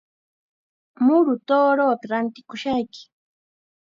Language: Chiquián Ancash Quechua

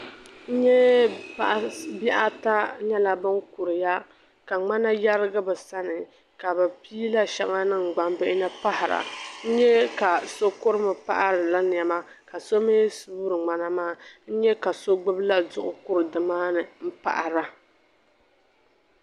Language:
Dagbani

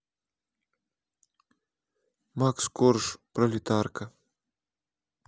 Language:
Russian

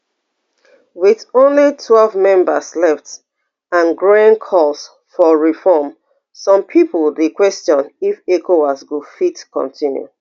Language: Nigerian Pidgin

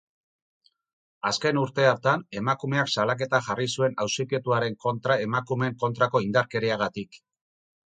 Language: Basque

